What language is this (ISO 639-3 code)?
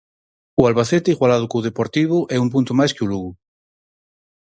glg